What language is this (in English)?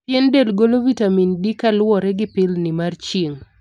Luo (Kenya and Tanzania)